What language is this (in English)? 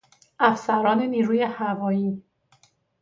Persian